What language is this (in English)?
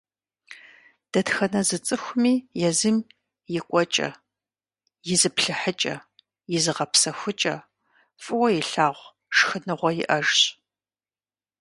Kabardian